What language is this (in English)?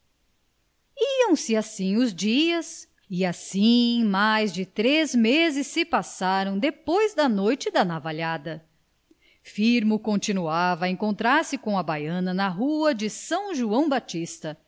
Portuguese